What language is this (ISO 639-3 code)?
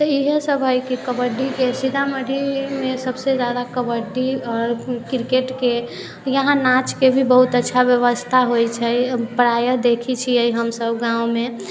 mai